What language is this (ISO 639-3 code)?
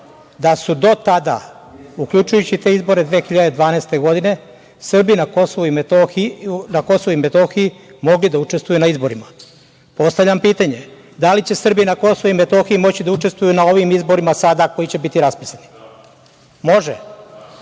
srp